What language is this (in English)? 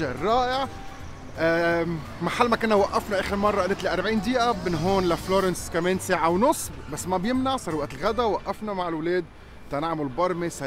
Arabic